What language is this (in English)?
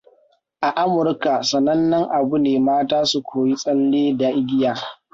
Hausa